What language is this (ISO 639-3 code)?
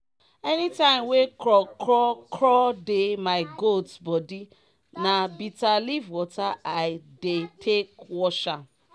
pcm